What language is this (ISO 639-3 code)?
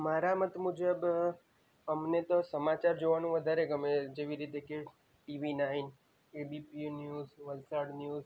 guj